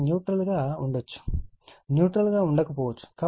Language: Telugu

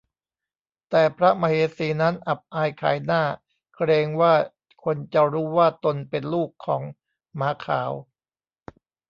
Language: Thai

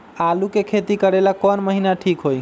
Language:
Magahi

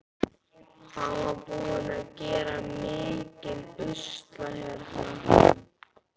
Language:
Icelandic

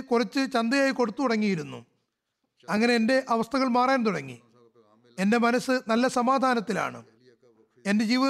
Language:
Malayalam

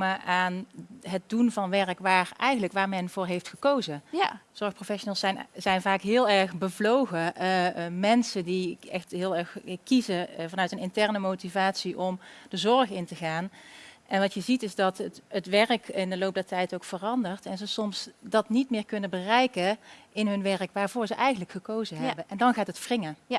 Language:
Dutch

